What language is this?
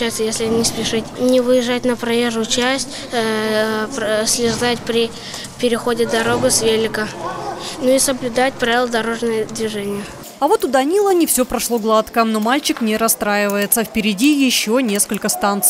Russian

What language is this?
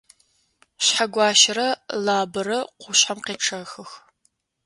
Adyghe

